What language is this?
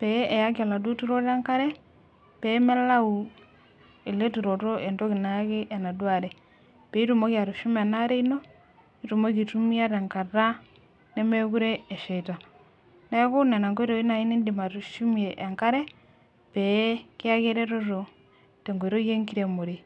Masai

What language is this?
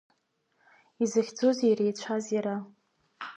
Abkhazian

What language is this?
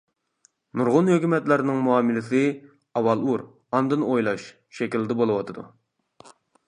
Uyghur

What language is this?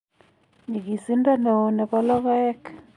Kalenjin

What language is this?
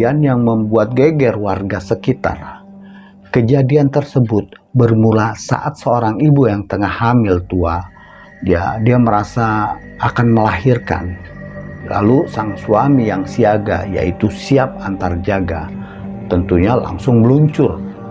Indonesian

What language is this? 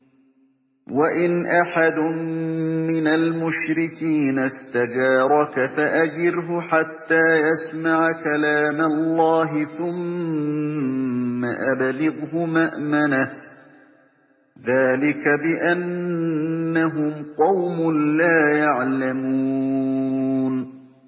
Arabic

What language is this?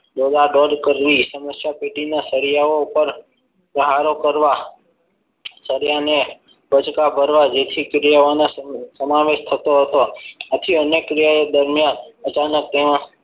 Gujarati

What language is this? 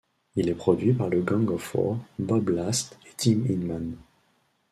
French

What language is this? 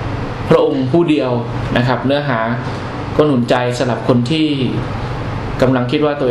Thai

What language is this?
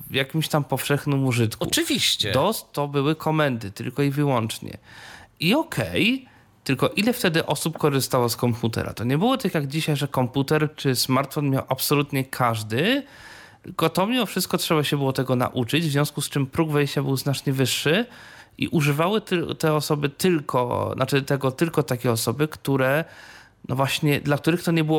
Polish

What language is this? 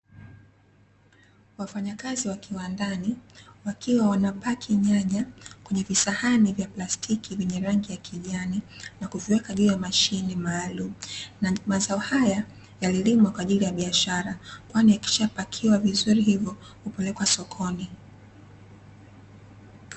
Swahili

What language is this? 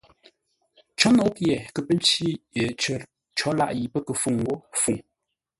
Ngombale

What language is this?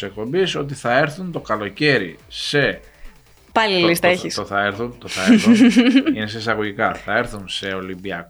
Greek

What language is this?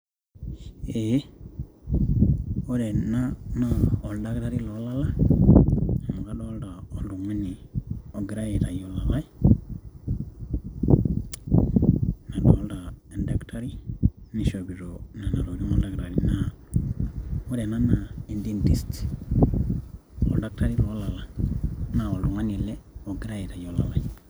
Masai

